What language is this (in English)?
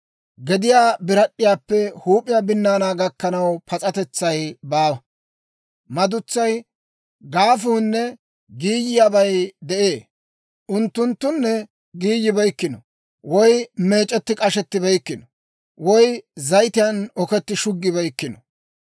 Dawro